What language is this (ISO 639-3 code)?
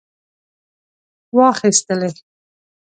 pus